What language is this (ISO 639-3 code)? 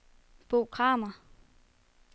dan